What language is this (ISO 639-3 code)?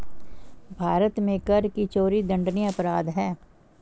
hin